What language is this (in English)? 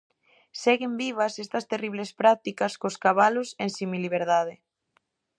Galician